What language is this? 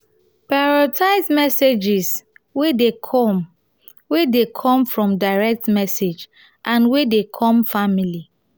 Nigerian Pidgin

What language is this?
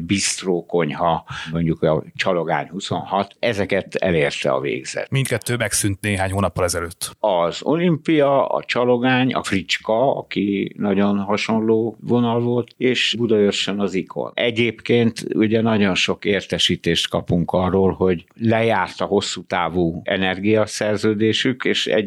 Hungarian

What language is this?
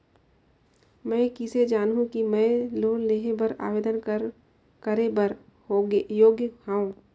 Chhattisgarhi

